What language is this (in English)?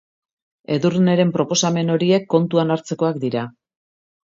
Basque